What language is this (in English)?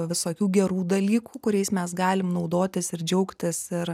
Lithuanian